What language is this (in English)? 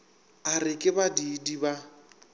Northern Sotho